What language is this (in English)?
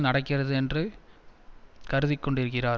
Tamil